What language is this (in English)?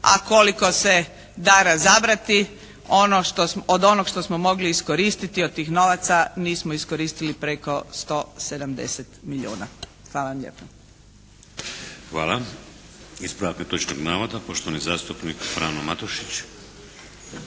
Croatian